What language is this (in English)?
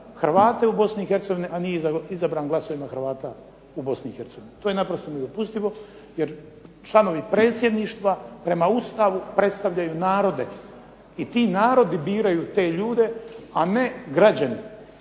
Croatian